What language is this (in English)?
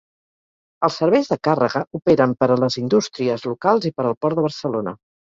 Catalan